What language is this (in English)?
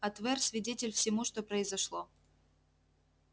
Russian